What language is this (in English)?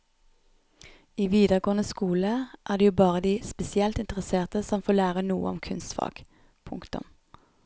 Norwegian